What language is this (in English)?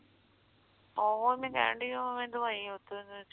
Punjabi